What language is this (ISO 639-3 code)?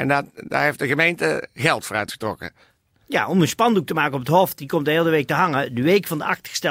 nld